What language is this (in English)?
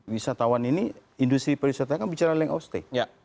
Indonesian